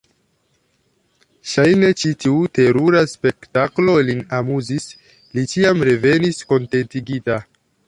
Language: Esperanto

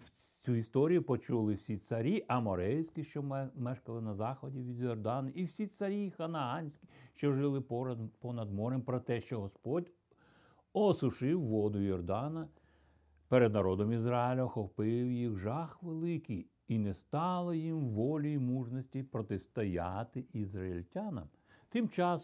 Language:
Ukrainian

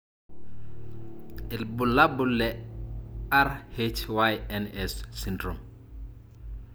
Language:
Masai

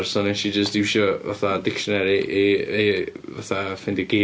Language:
Welsh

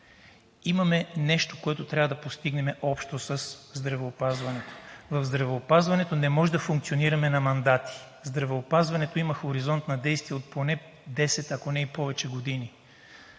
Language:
Bulgarian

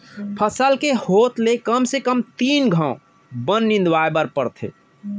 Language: Chhattisgarhi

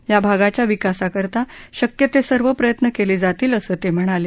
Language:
Marathi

